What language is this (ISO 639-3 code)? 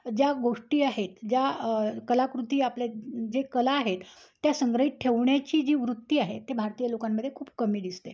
mar